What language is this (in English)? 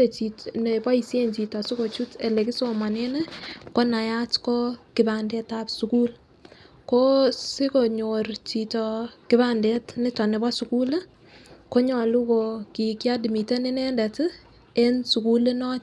Kalenjin